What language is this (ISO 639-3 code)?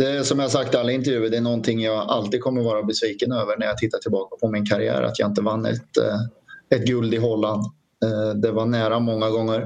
swe